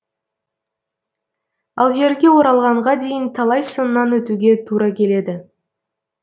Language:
Kazakh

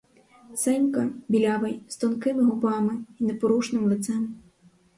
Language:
Ukrainian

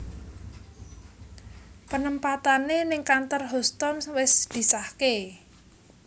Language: Javanese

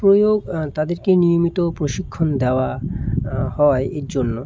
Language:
Bangla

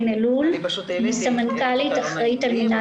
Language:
Hebrew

